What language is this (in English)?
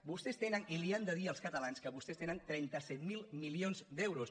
Catalan